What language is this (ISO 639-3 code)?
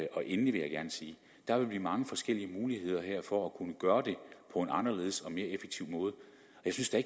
dan